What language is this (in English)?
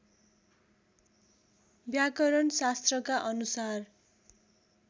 Nepali